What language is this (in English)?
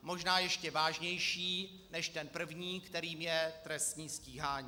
Czech